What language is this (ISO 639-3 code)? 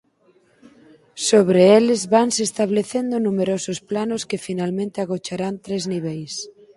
glg